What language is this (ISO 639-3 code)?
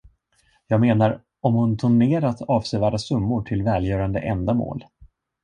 swe